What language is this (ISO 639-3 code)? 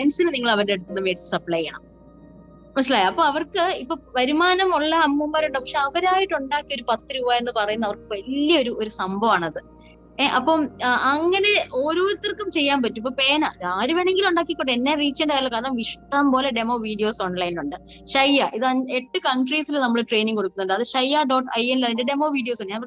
mal